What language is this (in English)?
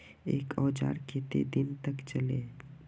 Magahi